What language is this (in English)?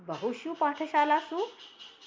Sanskrit